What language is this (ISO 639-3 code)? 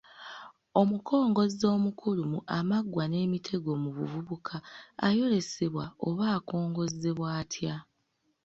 lug